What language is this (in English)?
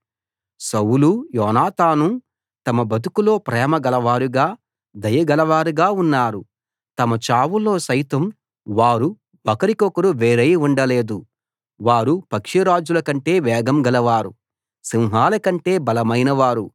Telugu